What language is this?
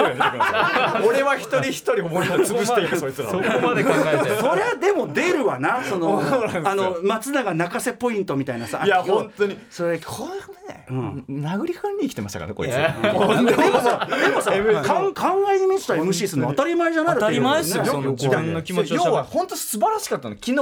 Japanese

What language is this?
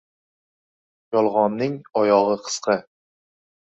Uzbek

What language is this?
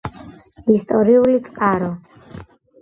Georgian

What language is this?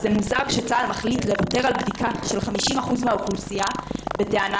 Hebrew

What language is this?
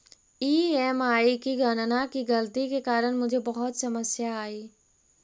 Magahi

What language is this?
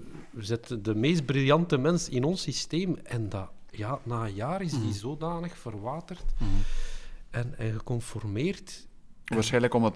Dutch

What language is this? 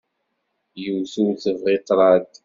Kabyle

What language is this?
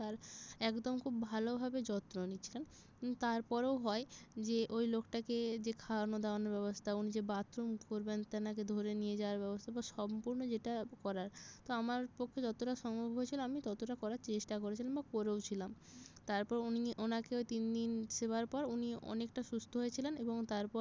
Bangla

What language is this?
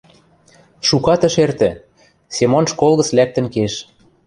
Western Mari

